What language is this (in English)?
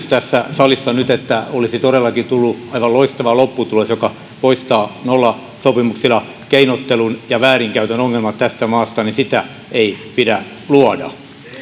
Finnish